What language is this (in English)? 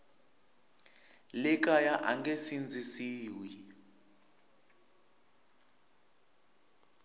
Tsonga